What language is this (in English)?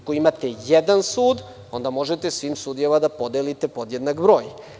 Serbian